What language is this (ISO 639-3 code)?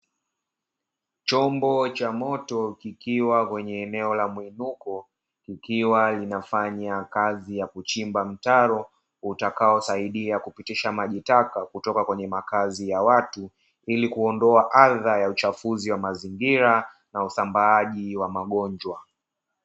swa